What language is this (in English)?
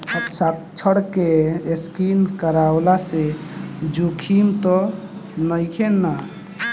Bhojpuri